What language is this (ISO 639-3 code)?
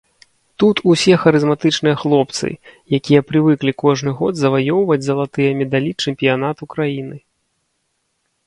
bel